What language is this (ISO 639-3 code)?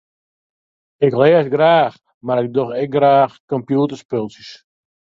fry